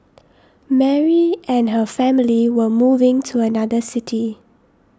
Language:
English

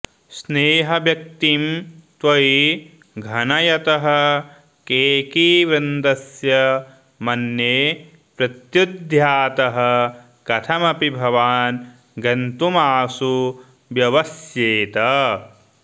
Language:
Sanskrit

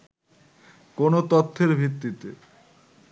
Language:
Bangla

